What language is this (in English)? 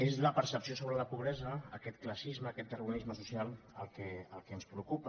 Catalan